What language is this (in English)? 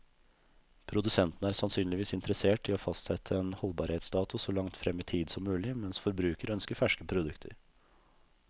Norwegian